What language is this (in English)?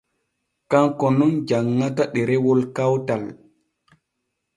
Borgu Fulfulde